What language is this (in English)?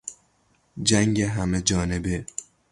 Persian